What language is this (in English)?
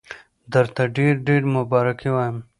Pashto